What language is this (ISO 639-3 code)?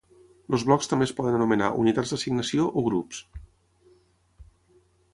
cat